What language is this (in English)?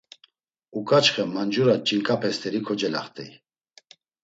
Laz